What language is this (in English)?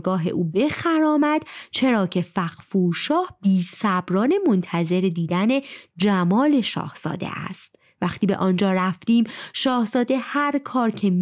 Persian